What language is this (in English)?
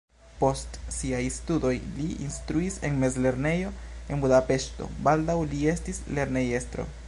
Esperanto